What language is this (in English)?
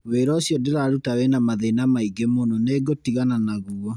Kikuyu